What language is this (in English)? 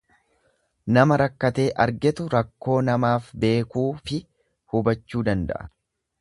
Oromo